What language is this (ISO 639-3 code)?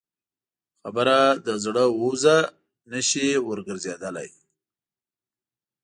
pus